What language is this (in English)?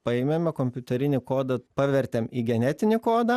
Lithuanian